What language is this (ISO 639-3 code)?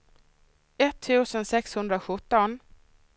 swe